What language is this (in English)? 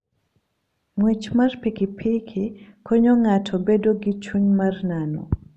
Luo (Kenya and Tanzania)